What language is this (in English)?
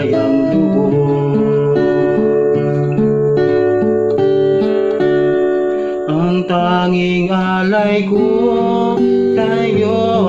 Indonesian